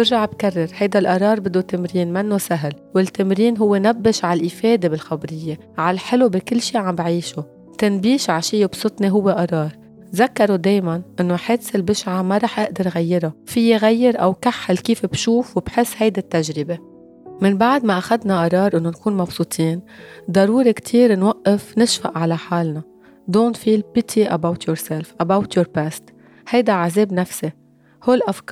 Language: Arabic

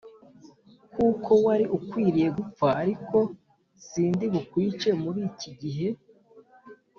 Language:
Kinyarwanda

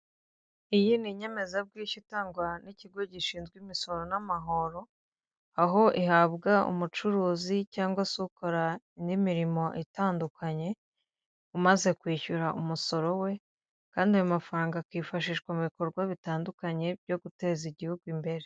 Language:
Kinyarwanda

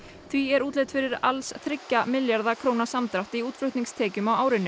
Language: Icelandic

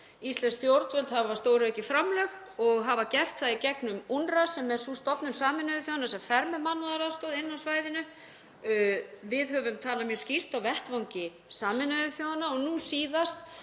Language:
Icelandic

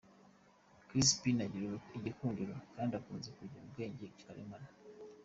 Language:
Kinyarwanda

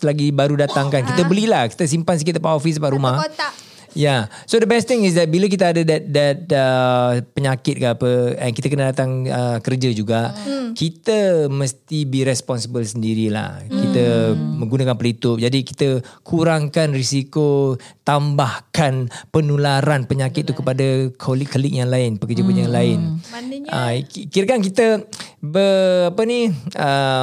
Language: Malay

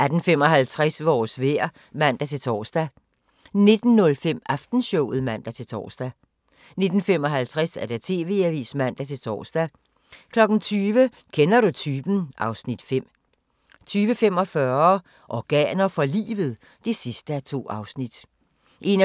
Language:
Danish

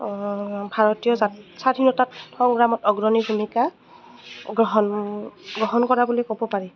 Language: Assamese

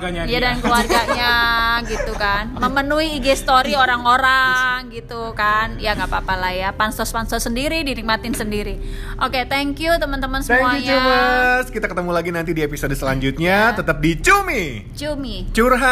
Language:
Indonesian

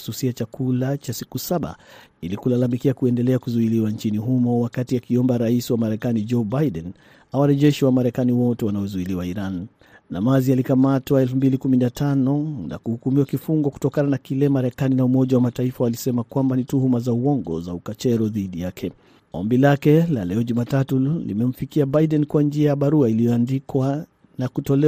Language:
Swahili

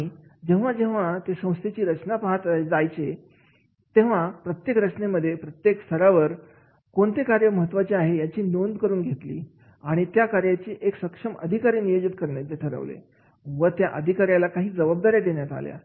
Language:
Marathi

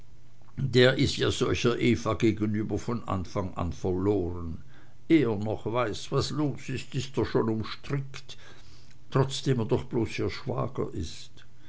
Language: German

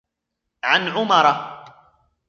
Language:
Arabic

